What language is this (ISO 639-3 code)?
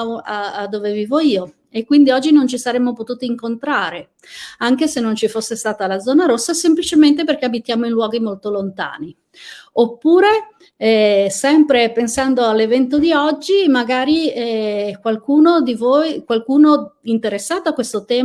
ita